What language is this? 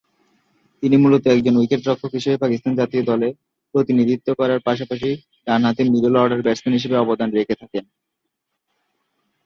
Bangla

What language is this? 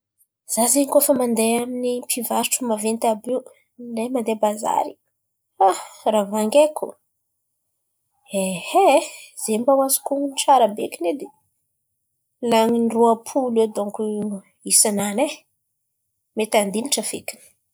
Antankarana Malagasy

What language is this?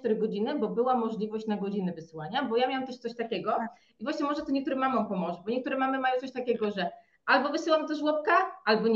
Polish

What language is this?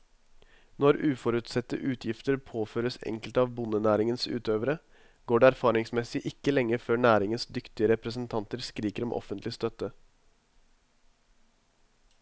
Norwegian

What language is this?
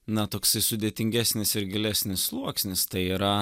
Lithuanian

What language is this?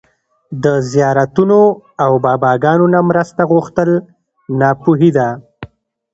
Pashto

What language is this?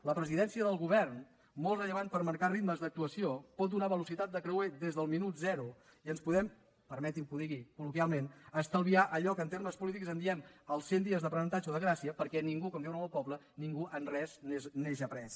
Catalan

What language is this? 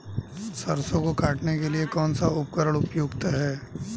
Hindi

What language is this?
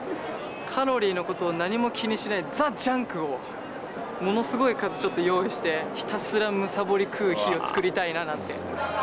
Japanese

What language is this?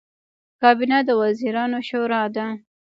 Pashto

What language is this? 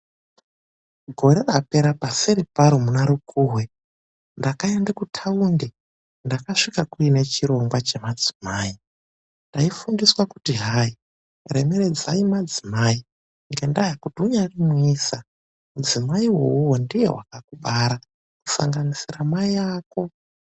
Ndau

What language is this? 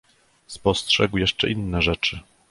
Polish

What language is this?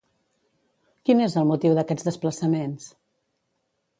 Catalan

